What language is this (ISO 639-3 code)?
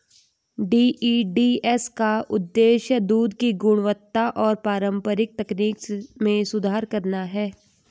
hin